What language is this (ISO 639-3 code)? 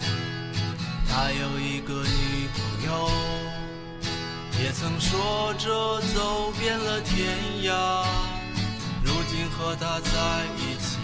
zho